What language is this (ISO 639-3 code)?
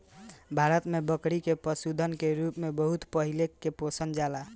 bho